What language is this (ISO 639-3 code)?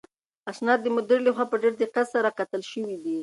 pus